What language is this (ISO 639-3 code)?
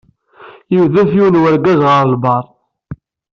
kab